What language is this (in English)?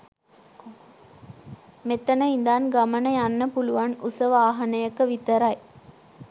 Sinhala